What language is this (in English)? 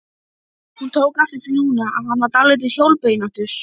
Icelandic